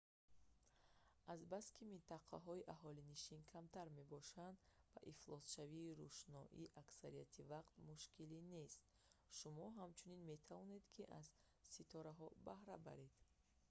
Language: Tajik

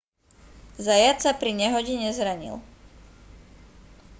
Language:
Slovak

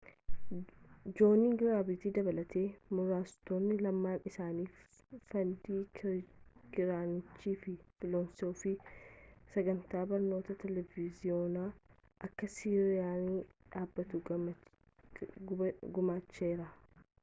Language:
Oromo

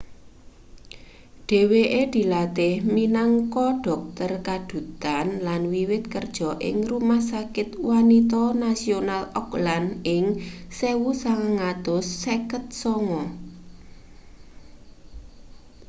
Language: Javanese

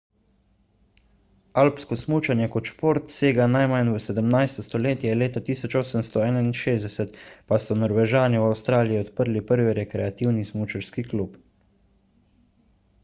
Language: Slovenian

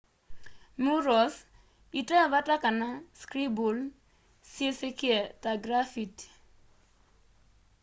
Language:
Kamba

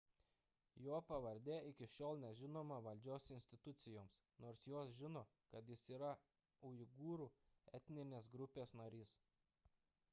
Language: Lithuanian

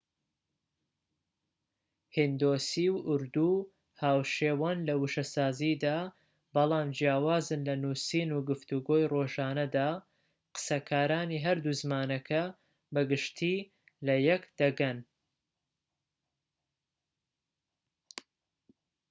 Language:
Central Kurdish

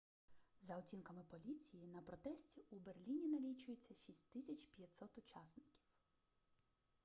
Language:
Ukrainian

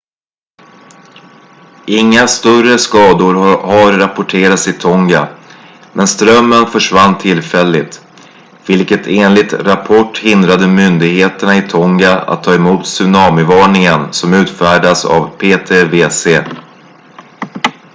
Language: Swedish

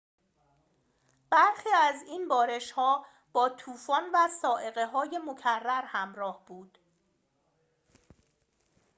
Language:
Persian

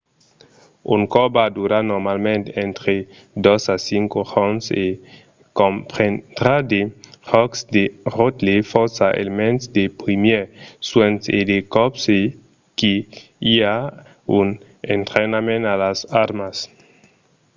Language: Occitan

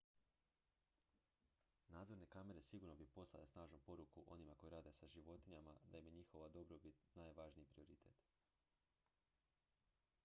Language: Croatian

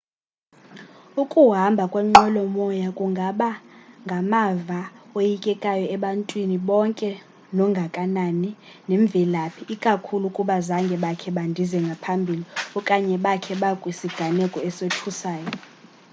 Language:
Xhosa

